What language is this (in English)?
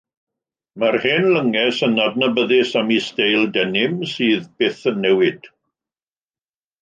Welsh